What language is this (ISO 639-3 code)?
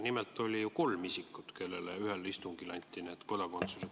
est